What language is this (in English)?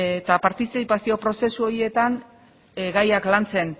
Basque